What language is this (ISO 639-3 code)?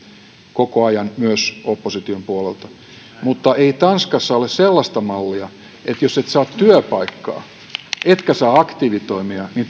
fin